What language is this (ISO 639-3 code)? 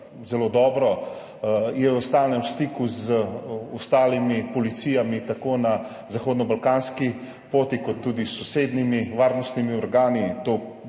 slv